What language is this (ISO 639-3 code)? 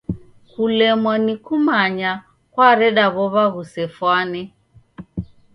dav